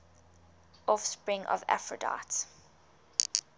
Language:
English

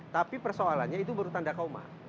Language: Indonesian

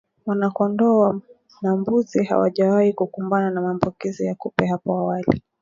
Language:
Swahili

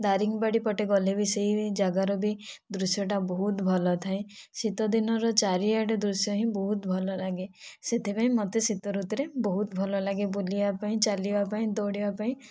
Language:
Odia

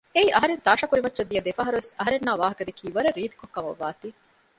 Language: Divehi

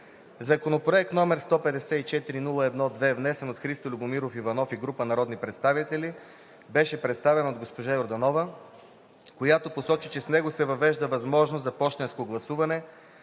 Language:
Bulgarian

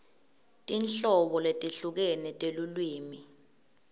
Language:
Swati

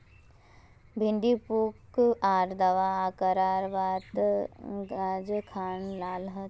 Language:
Magahi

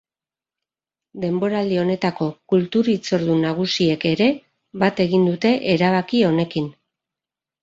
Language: Basque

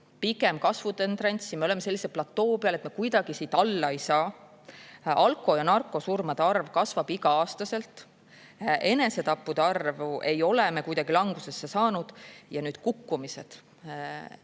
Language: Estonian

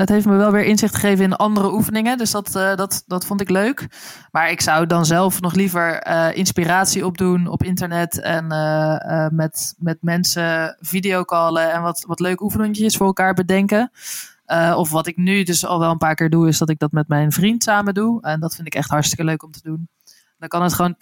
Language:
Dutch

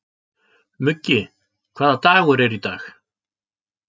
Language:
Icelandic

